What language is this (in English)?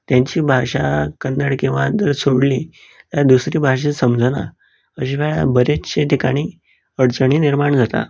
Konkani